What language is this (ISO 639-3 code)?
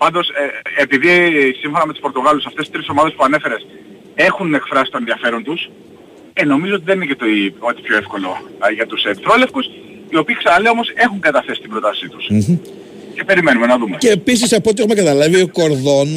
ell